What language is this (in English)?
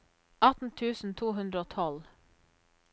Norwegian